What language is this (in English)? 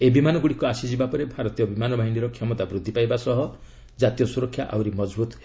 Odia